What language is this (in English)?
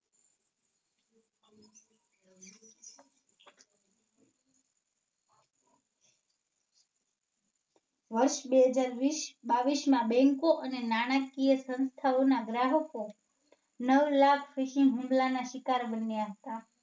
Gujarati